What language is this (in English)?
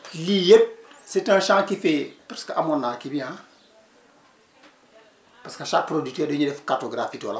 Wolof